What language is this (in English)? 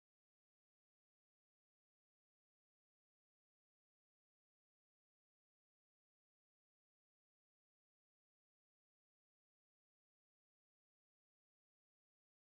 Masai